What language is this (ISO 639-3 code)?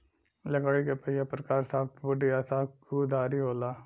bho